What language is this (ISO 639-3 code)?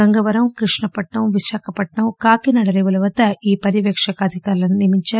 tel